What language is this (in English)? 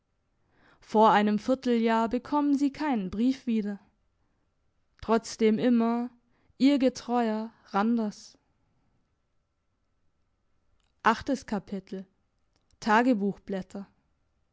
German